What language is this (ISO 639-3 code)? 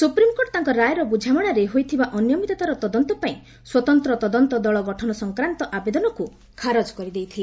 ori